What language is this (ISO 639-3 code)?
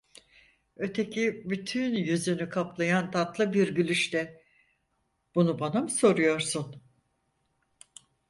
tur